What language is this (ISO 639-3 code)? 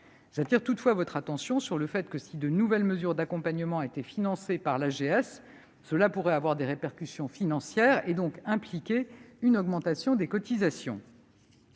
fra